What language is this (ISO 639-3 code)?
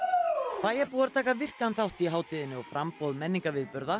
isl